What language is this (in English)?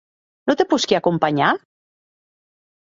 Occitan